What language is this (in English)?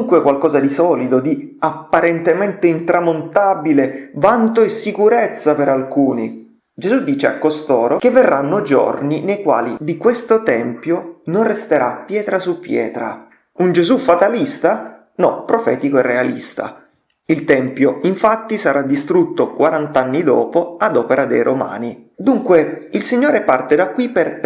Italian